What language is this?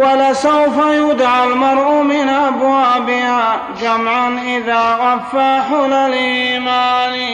Arabic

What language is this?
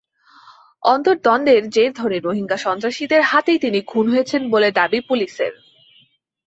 Bangla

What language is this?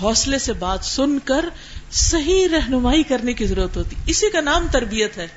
Urdu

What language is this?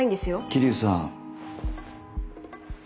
Japanese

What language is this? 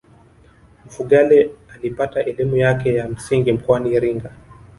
Swahili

